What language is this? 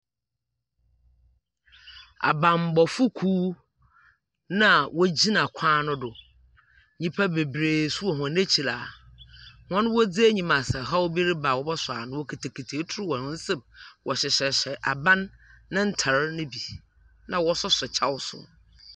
Akan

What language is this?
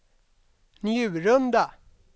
Swedish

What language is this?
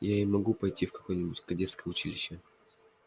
Russian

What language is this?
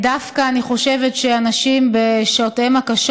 Hebrew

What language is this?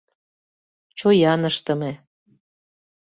Mari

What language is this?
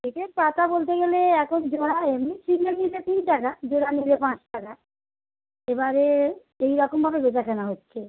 Bangla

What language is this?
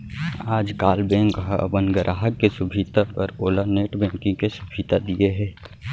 Chhattisgarhi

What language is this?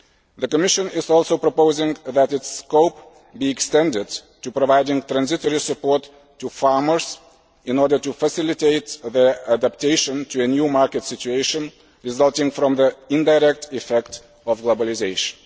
English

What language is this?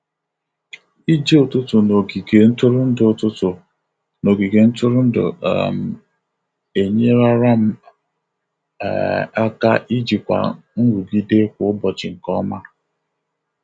Igbo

